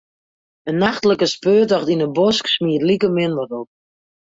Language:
Western Frisian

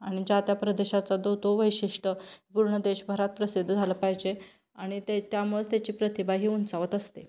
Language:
Marathi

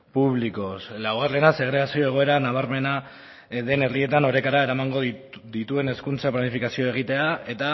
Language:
Basque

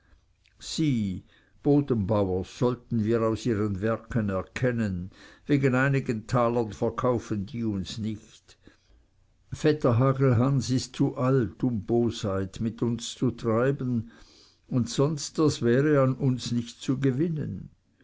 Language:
German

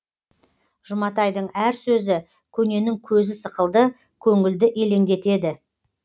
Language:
Kazakh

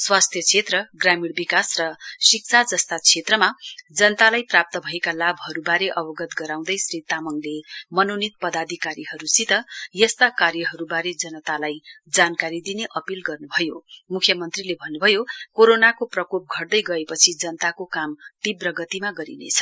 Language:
Nepali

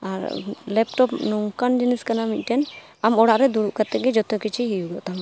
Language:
Santali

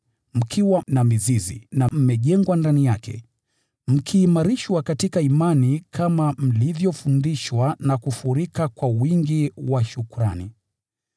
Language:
Swahili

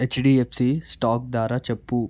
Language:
Telugu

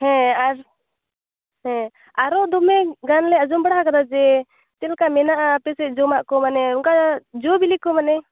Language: Santali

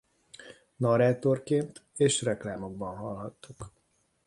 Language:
Hungarian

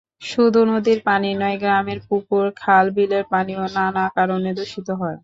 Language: Bangla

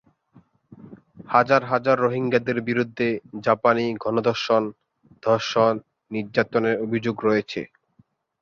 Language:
Bangla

